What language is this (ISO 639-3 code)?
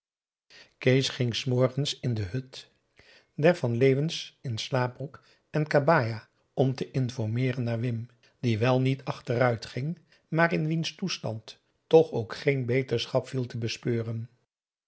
nld